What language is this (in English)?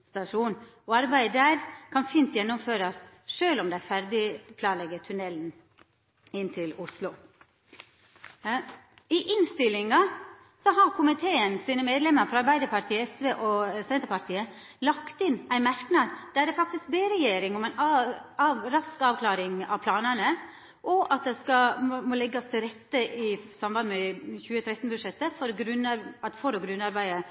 Norwegian Nynorsk